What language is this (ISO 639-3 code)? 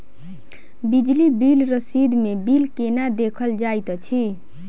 mai